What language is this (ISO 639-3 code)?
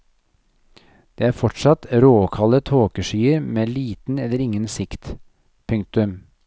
nor